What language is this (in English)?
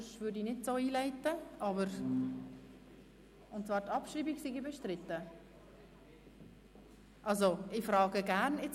Swiss German